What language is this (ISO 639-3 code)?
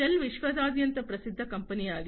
kan